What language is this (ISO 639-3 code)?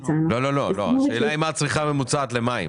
heb